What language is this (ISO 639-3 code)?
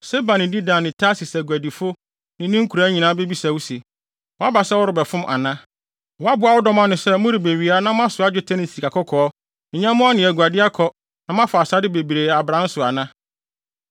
aka